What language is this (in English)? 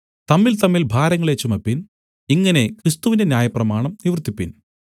Malayalam